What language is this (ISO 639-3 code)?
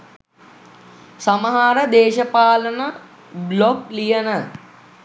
sin